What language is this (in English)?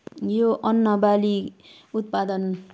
Nepali